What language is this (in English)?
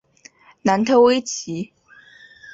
Chinese